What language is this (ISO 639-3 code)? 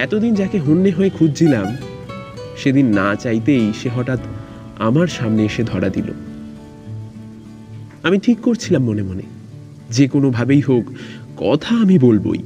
ben